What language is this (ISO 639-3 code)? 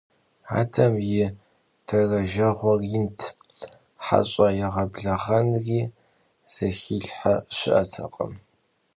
kbd